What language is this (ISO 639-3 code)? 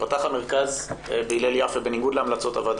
heb